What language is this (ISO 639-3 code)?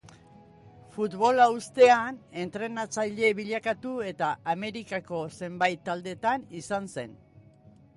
eus